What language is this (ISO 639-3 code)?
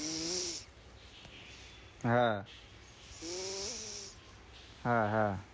ben